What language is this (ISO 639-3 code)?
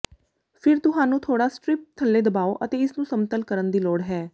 pan